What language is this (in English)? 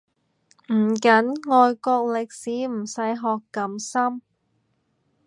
Cantonese